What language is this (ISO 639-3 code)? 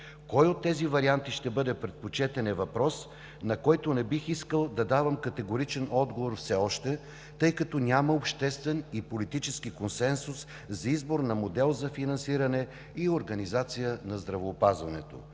bul